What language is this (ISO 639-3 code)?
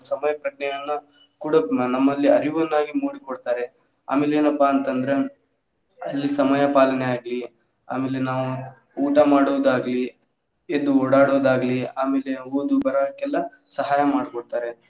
kan